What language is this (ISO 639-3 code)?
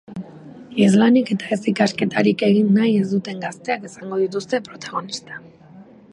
eus